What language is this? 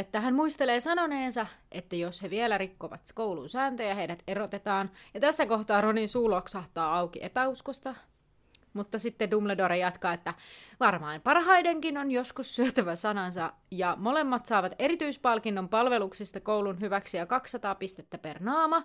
Finnish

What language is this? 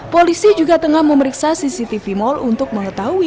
Indonesian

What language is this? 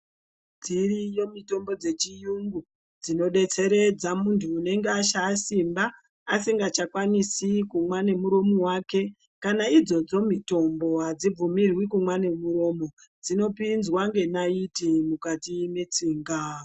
Ndau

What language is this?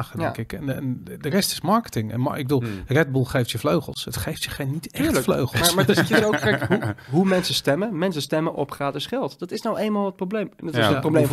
Dutch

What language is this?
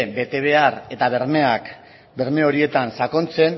Basque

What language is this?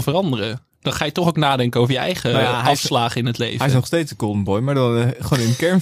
Dutch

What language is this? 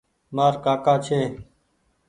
Goaria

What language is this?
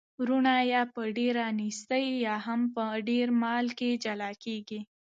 Pashto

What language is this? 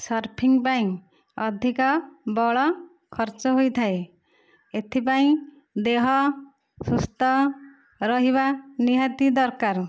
Odia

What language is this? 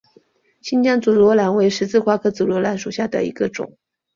Chinese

